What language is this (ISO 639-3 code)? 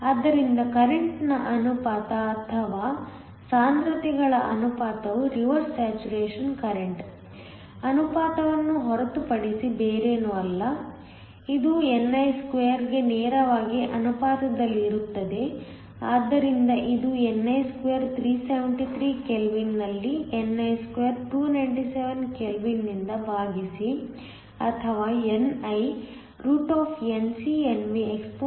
kan